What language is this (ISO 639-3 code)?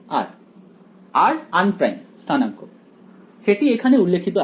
ben